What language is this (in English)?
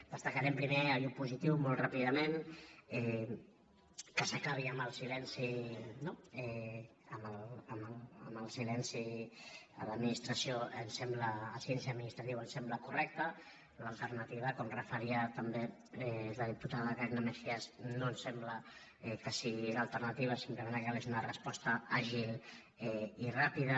Catalan